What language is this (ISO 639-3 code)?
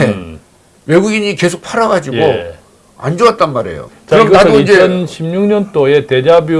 kor